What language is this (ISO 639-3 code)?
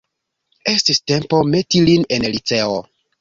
epo